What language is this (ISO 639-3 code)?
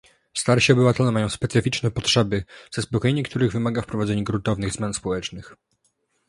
pol